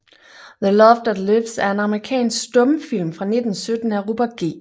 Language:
Danish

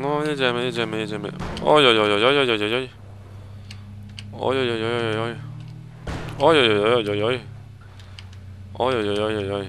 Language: Polish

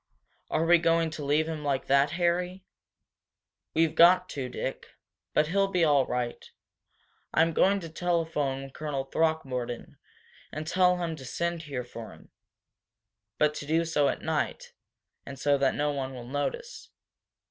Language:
English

